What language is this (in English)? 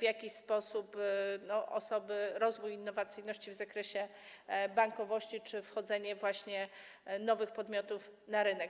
Polish